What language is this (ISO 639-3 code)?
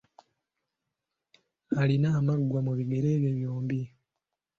lug